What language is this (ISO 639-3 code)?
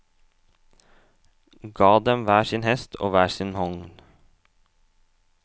nor